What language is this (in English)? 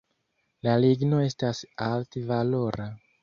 Esperanto